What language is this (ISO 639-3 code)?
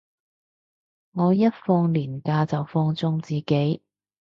yue